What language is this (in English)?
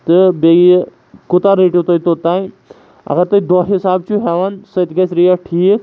Kashmiri